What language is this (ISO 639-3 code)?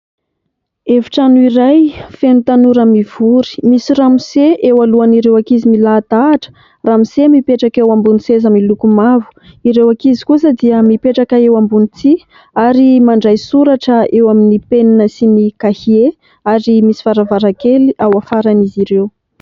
mlg